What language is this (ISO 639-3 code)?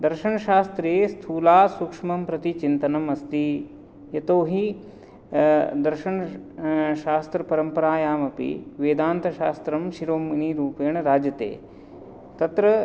san